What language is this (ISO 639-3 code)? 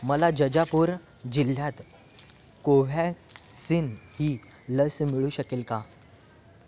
mar